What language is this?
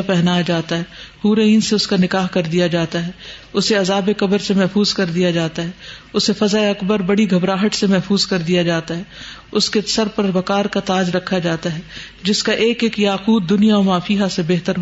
Urdu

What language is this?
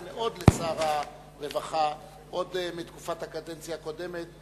Hebrew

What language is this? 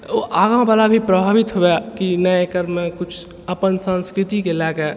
Maithili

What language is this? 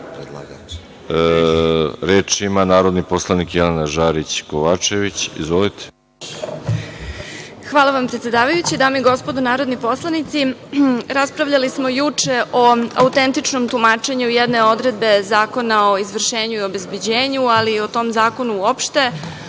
Serbian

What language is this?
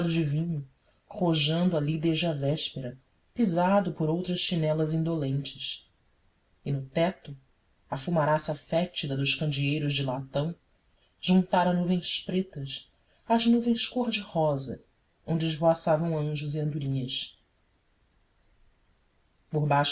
Portuguese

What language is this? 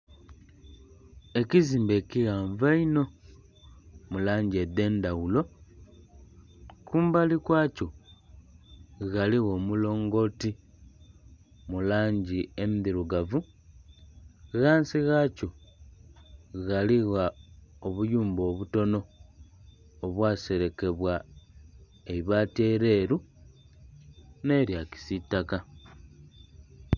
Soga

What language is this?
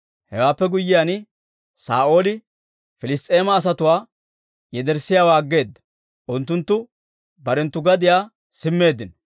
Dawro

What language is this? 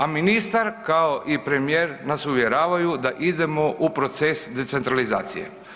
Croatian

